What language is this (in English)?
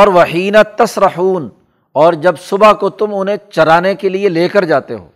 Urdu